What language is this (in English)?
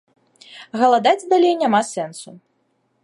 Belarusian